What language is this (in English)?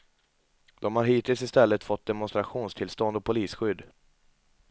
Swedish